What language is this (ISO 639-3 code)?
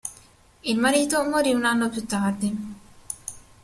ita